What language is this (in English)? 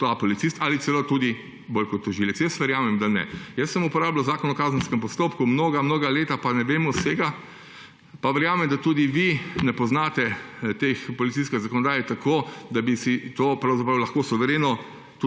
Slovenian